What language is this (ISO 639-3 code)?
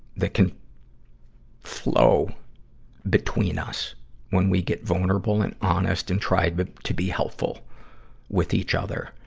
eng